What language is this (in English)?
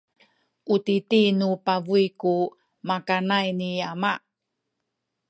Sakizaya